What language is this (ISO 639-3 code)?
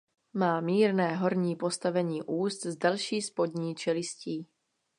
ces